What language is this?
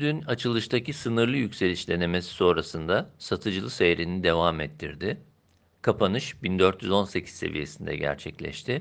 Turkish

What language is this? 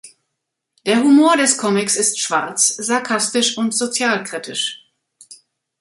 German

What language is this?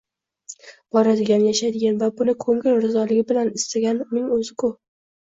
Uzbek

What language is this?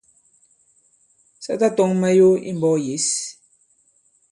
Bankon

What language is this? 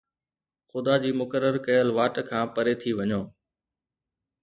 Sindhi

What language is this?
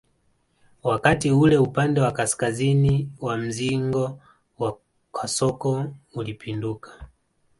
Swahili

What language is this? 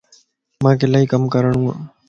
Lasi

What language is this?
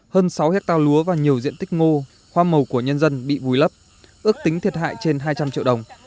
Vietnamese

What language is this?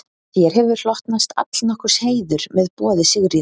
Icelandic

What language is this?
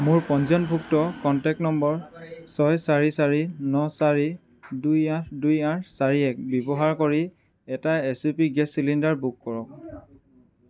Assamese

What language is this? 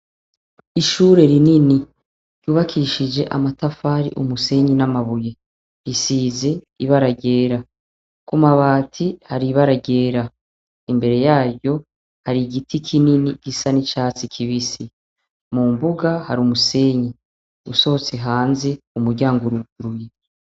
Rundi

